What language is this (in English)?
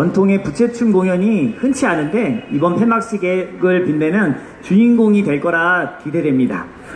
Korean